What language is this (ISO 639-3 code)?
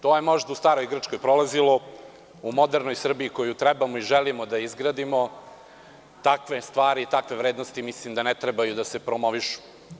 srp